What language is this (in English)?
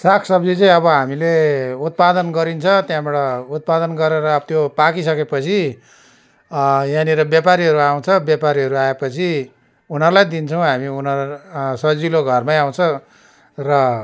Nepali